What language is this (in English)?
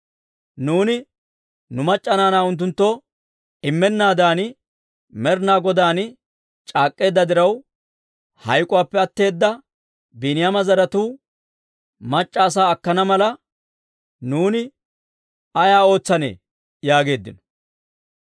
Dawro